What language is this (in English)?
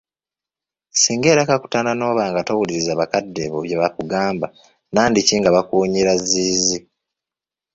Ganda